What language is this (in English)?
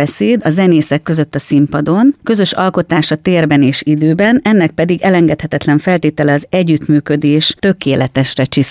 Hungarian